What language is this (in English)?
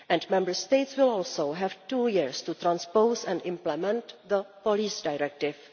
English